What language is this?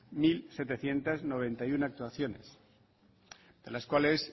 Spanish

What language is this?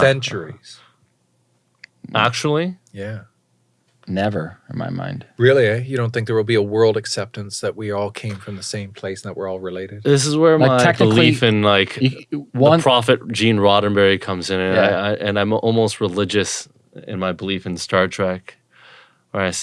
English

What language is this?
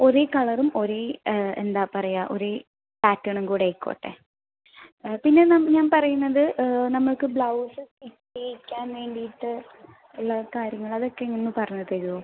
Malayalam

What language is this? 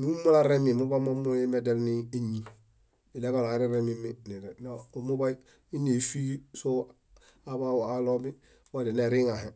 Bayot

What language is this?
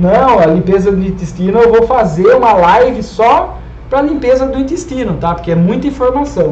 Portuguese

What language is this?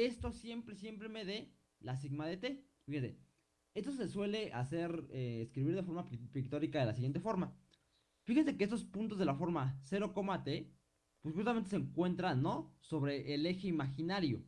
Spanish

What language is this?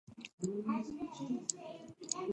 Pashto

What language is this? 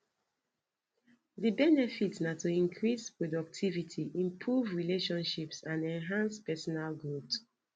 Nigerian Pidgin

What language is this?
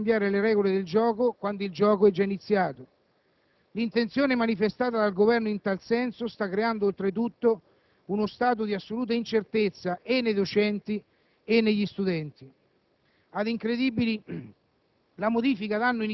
Italian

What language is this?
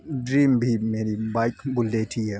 Urdu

